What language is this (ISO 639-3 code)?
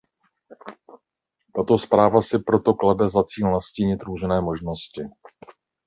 ces